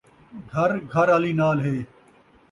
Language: Saraiki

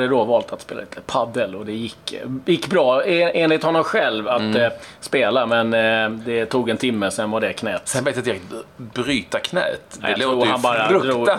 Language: Swedish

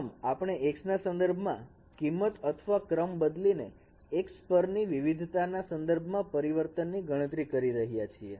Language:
Gujarati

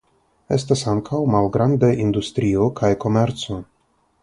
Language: Esperanto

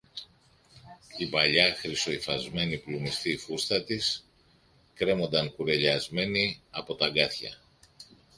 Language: Greek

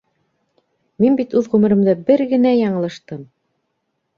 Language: Bashkir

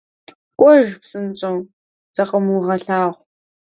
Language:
Kabardian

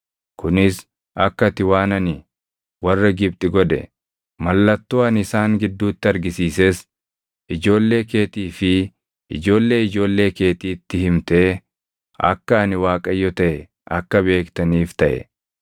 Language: Oromo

